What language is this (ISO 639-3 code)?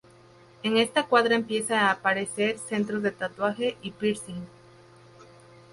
spa